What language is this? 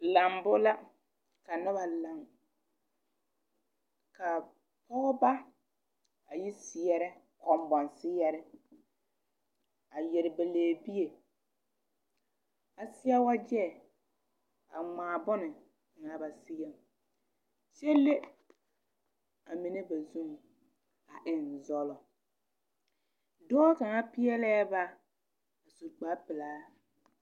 Southern Dagaare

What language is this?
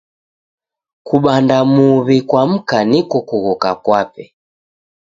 Taita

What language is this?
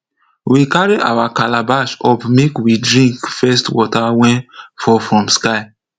Nigerian Pidgin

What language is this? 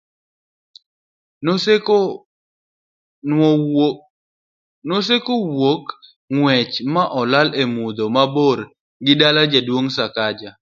Luo (Kenya and Tanzania)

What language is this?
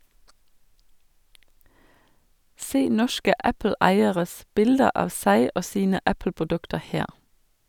Norwegian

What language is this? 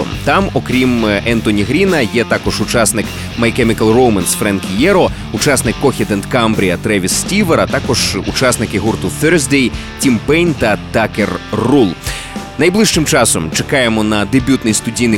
Ukrainian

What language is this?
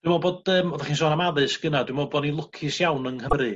Welsh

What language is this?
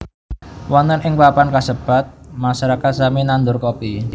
Javanese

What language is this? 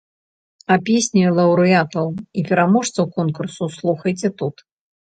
Belarusian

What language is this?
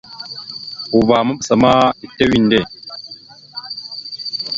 Mada (Cameroon)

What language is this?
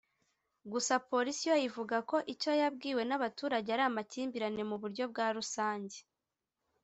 Kinyarwanda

